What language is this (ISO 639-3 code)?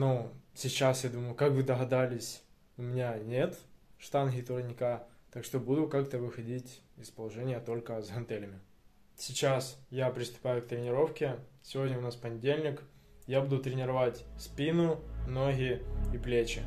rus